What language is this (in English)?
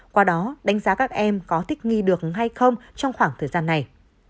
Vietnamese